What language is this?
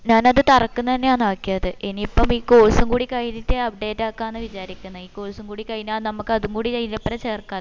Malayalam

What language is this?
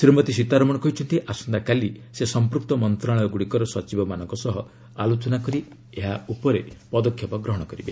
Odia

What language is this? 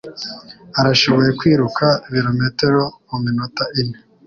Kinyarwanda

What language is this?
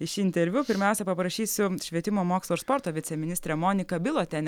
Lithuanian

